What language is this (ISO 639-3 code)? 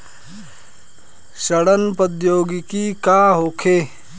bho